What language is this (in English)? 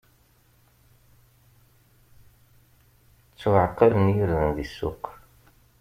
Kabyle